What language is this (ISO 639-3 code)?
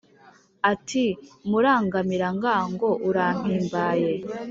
kin